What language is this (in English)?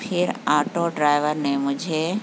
Urdu